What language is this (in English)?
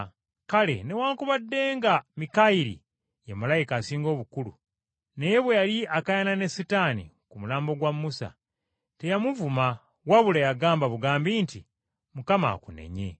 Ganda